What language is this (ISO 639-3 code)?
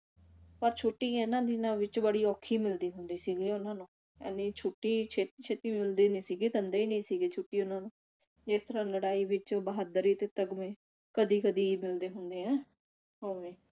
pan